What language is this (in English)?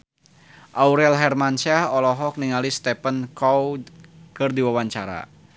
Sundanese